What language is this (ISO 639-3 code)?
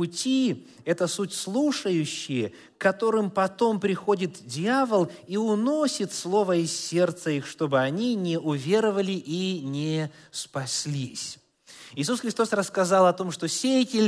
rus